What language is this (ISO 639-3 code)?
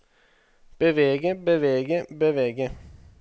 nor